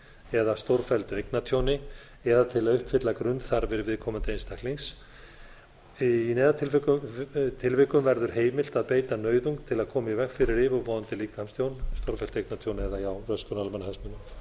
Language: Icelandic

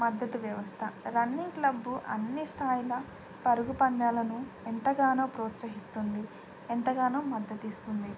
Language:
Telugu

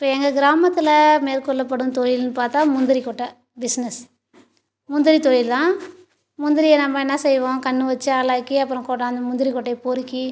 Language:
Tamil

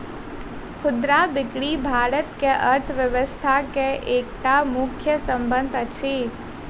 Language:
Maithili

